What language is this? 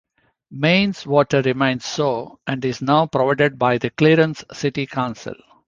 English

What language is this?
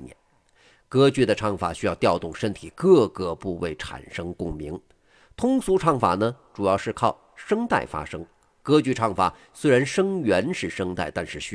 Chinese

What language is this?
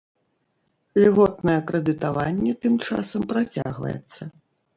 Belarusian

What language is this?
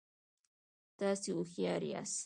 Pashto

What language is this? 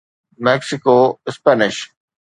Sindhi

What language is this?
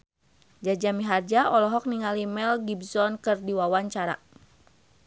Sundanese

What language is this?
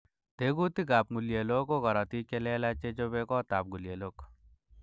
Kalenjin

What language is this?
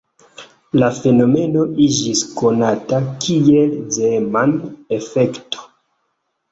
Esperanto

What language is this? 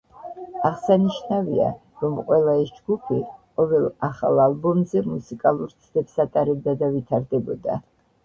Georgian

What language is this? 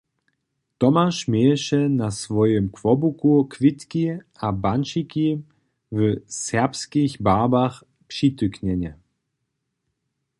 Upper Sorbian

